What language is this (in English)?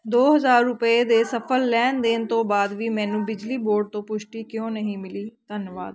Punjabi